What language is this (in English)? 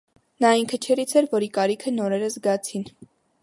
Armenian